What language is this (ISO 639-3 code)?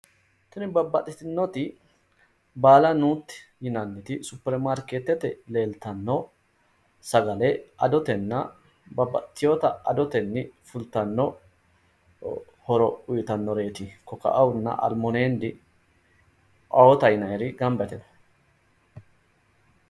sid